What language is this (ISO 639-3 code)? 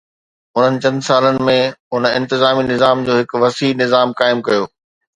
snd